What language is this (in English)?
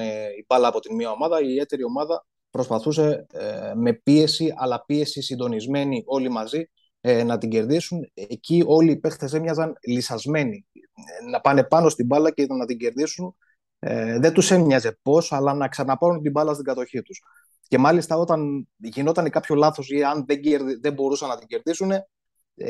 Greek